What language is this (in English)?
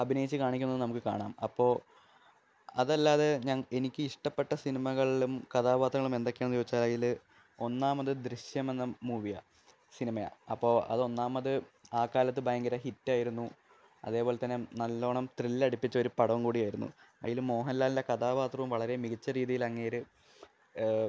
Malayalam